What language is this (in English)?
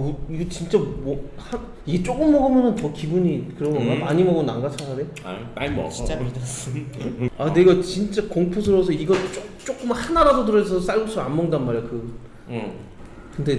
Korean